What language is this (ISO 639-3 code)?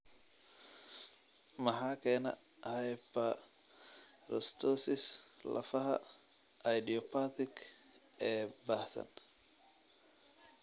som